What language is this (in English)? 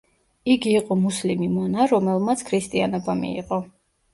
Georgian